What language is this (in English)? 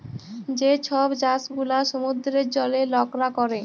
Bangla